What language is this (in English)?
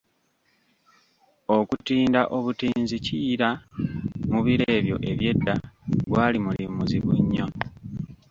Ganda